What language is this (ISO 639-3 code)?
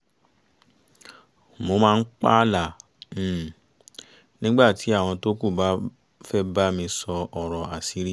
yor